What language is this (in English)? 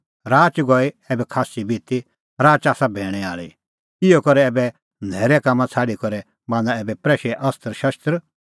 Kullu Pahari